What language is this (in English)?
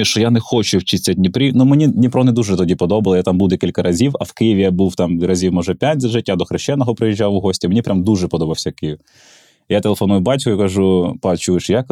Ukrainian